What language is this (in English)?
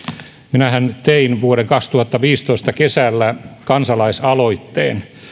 Finnish